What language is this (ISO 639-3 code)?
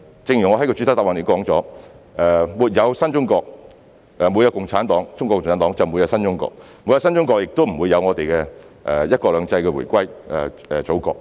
yue